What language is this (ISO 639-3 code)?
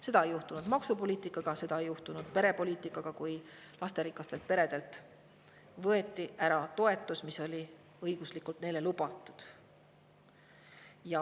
est